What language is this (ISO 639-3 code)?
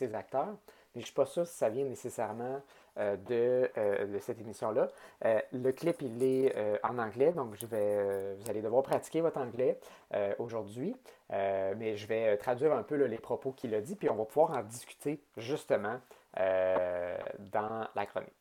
fra